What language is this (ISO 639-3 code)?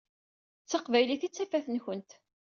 kab